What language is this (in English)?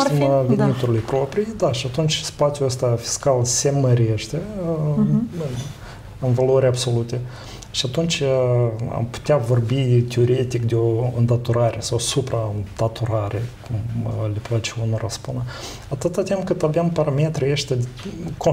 Romanian